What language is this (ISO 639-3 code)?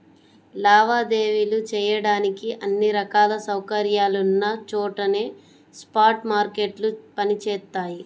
tel